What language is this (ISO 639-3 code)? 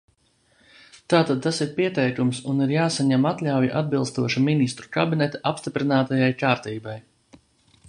lav